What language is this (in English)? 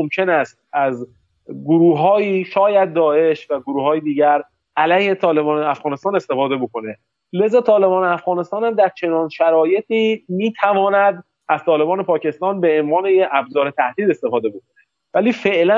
Persian